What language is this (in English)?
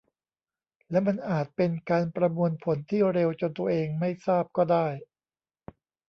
Thai